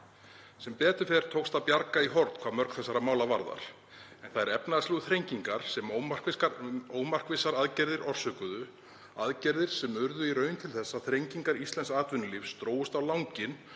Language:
Icelandic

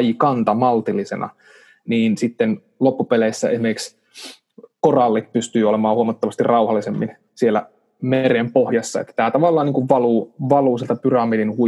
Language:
Finnish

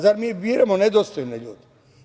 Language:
Serbian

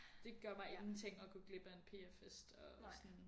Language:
Danish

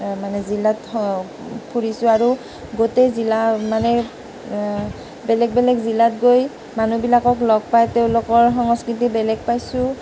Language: Assamese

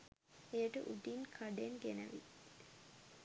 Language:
Sinhala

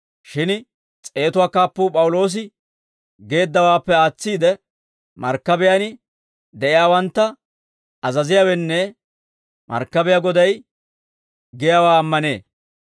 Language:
Dawro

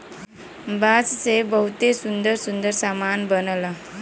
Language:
Bhojpuri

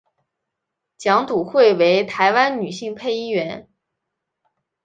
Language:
Chinese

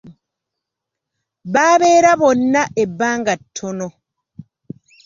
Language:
Ganda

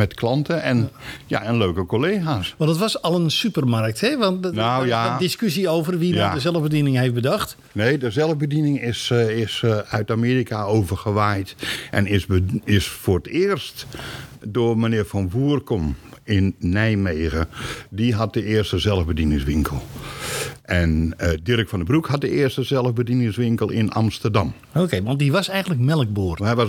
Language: Dutch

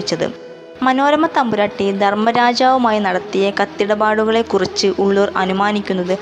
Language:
Malayalam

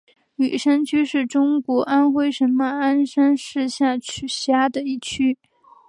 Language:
Chinese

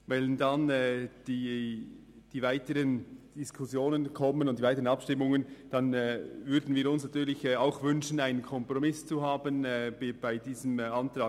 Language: Swiss German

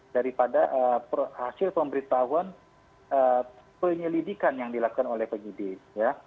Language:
Indonesian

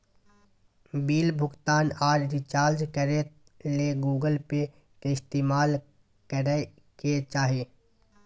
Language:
Magahi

